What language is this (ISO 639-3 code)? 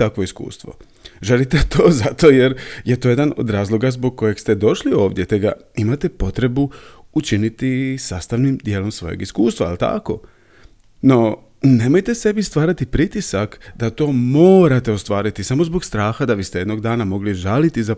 hrv